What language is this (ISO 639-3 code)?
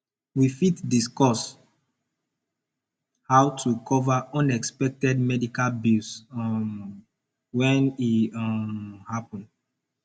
pcm